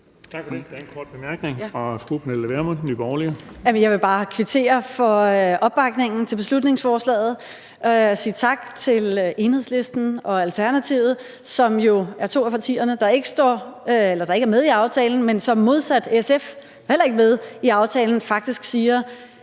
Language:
Danish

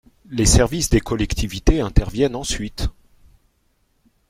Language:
French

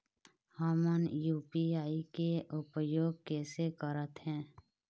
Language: Chhattisgarhi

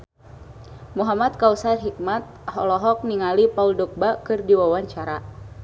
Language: Sundanese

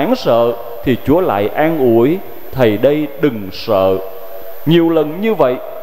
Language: Vietnamese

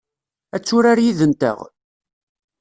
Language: Kabyle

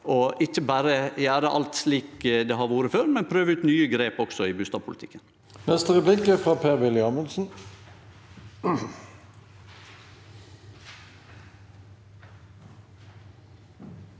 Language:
Norwegian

